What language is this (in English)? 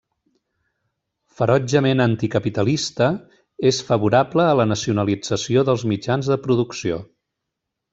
Catalan